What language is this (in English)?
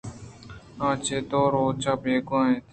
Eastern Balochi